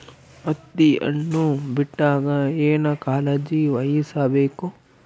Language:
Kannada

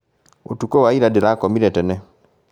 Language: Kikuyu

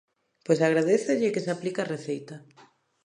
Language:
Galician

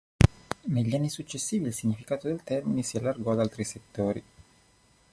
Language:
Italian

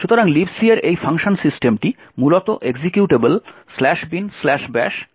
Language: Bangla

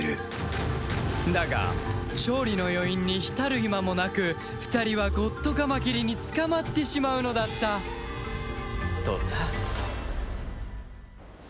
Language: Japanese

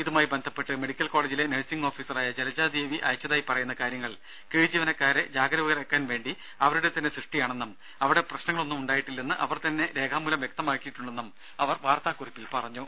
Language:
Malayalam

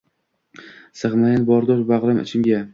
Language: Uzbek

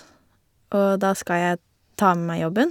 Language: Norwegian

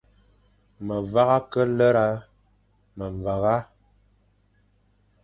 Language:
Fang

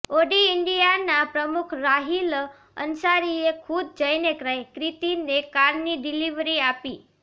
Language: Gujarati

